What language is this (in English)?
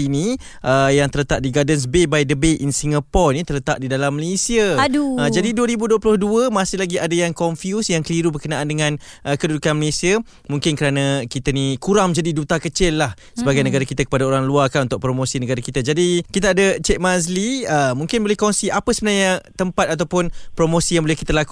Malay